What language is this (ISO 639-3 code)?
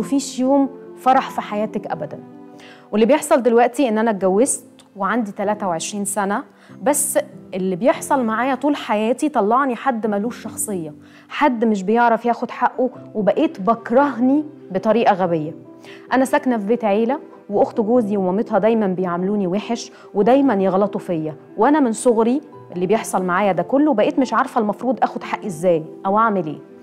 ara